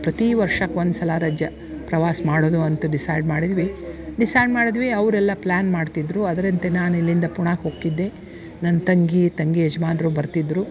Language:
Kannada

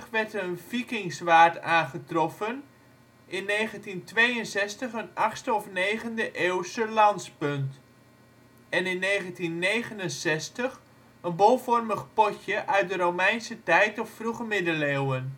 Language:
Dutch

